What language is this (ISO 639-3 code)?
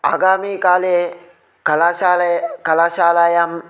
san